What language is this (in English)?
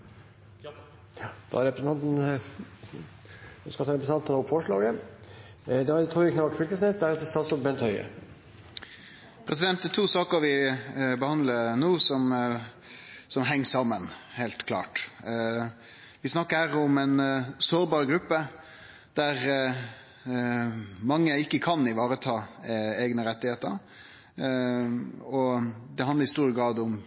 Norwegian Nynorsk